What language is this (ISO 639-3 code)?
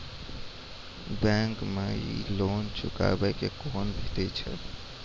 mai